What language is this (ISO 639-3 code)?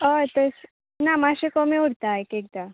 kok